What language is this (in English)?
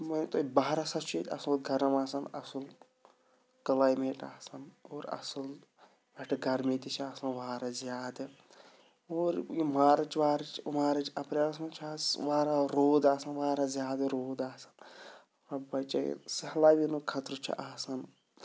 Kashmiri